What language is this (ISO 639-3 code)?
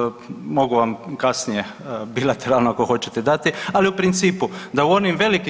hrv